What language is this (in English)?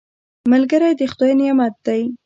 Pashto